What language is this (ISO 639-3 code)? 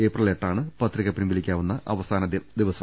mal